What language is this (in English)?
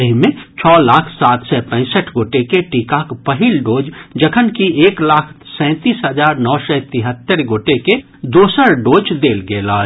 Maithili